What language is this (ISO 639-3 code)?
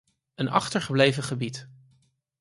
nld